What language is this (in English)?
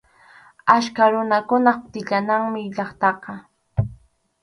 Arequipa-La Unión Quechua